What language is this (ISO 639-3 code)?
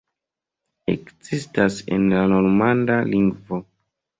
epo